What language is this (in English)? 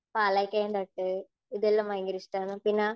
Malayalam